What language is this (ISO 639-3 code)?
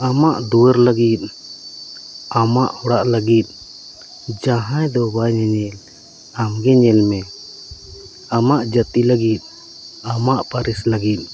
sat